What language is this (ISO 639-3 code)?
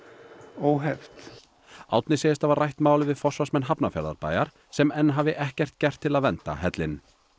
isl